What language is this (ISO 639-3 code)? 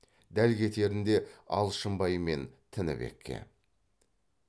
kaz